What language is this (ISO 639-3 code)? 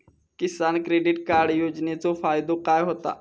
mar